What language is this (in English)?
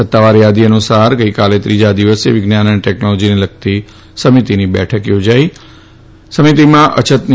Gujarati